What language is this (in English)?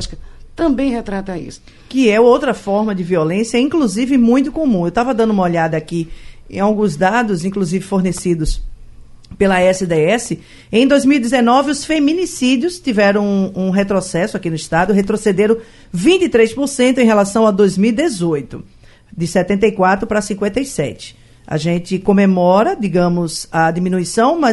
Portuguese